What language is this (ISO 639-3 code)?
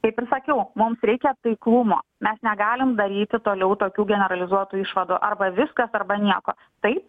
lit